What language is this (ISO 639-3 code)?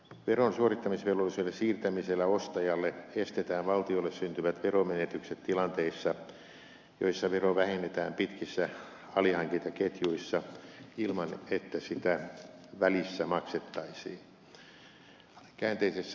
fin